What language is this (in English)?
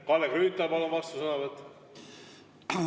Estonian